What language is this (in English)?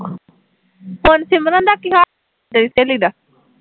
Punjabi